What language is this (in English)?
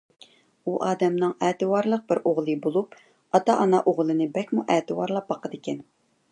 Uyghur